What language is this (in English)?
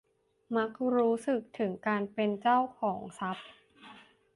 Thai